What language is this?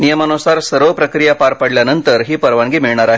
Marathi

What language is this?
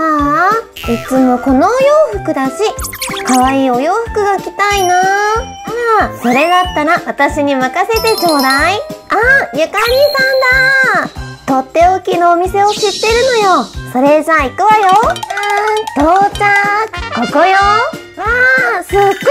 Japanese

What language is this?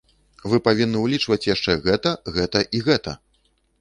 Belarusian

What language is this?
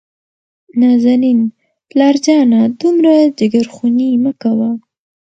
Pashto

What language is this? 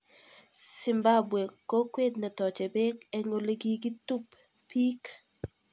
Kalenjin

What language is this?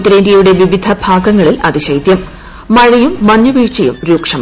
Malayalam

